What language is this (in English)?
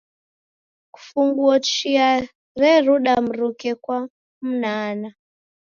Taita